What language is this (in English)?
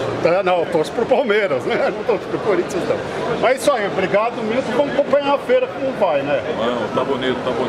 Portuguese